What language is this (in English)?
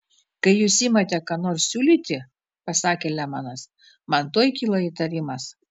Lithuanian